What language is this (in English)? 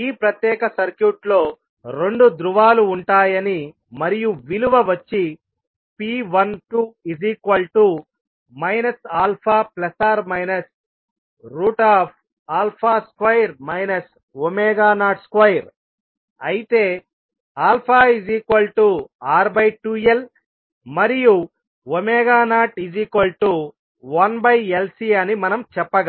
Telugu